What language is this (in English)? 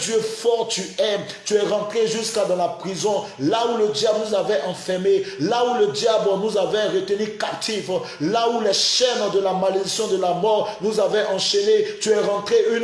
French